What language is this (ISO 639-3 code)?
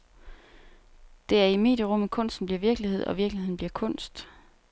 dan